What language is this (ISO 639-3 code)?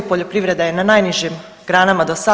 hrv